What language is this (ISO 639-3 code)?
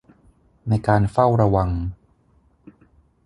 tha